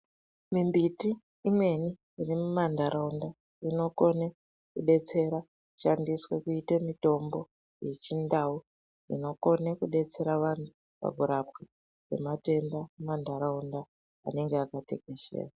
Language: Ndau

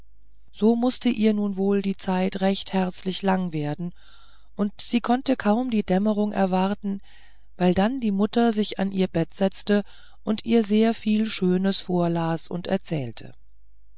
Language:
German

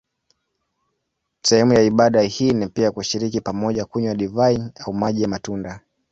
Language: Swahili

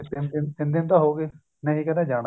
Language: Punjabi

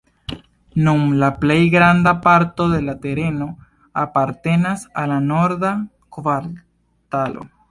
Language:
Esperanto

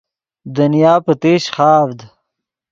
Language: Yidgha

